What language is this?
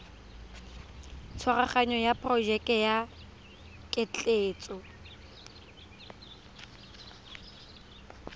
Tswana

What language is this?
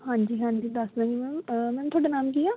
Punjabi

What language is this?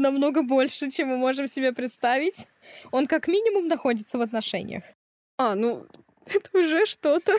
Russian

